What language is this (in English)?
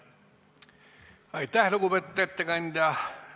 Estonian